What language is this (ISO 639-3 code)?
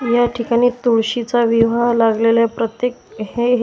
mar